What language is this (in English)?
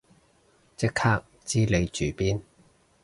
Cantonese